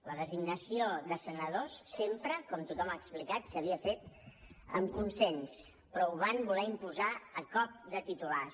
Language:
Catalan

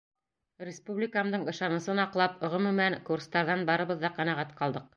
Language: Bashkir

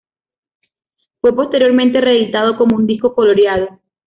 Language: Spanish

